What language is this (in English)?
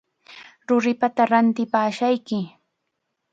Chiquián Ancash Quechua